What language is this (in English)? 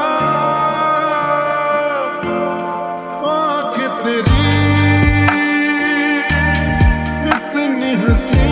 Romanian